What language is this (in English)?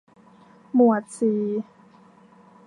Thai